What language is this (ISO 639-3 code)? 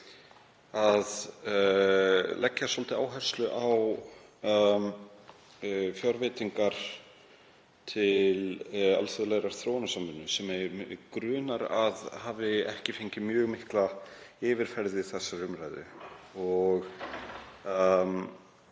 isl